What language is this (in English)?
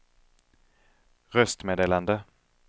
Swedish